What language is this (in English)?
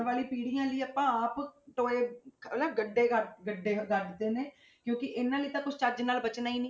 Punjabi